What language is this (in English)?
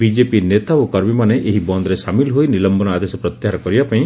Odia